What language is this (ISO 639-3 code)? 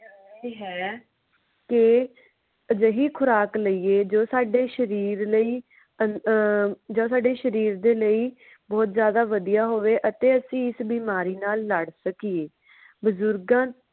pan